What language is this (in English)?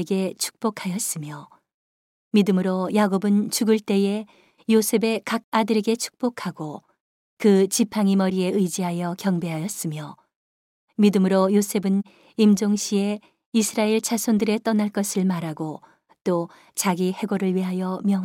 Korean